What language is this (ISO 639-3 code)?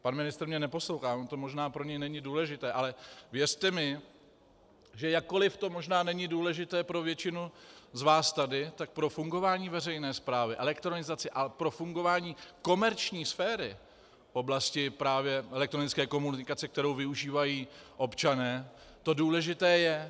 ces